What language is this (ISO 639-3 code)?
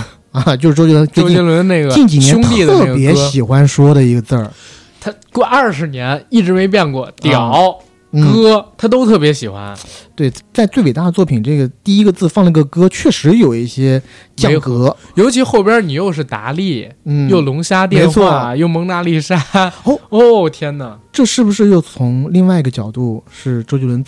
zho